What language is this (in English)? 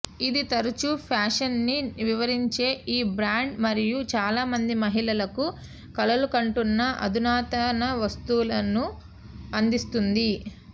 Telugu